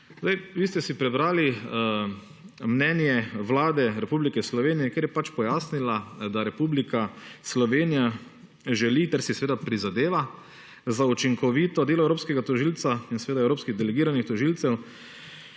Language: Slovenian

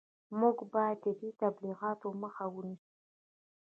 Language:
Pashto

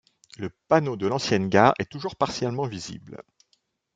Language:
French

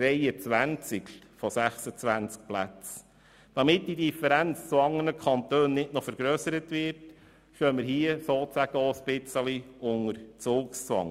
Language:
Swiss German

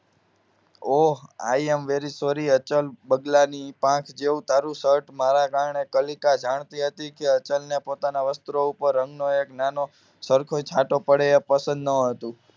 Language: Gujarati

